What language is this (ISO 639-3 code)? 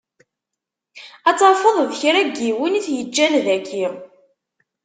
kab